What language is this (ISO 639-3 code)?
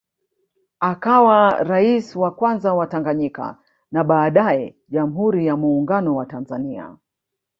swa